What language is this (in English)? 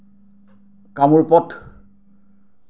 Assamese